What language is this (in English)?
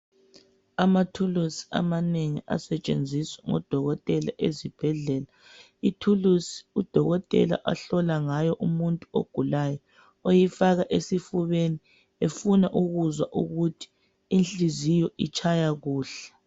North Ndebele